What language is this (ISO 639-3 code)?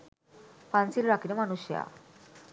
sin